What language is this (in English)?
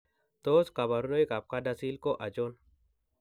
Kalenjin